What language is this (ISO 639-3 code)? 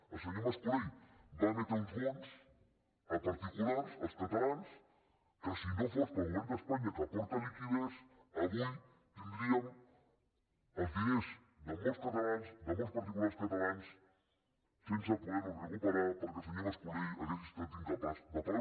cat